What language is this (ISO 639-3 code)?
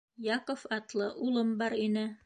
bak